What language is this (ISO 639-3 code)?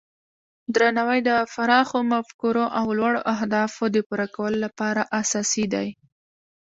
pus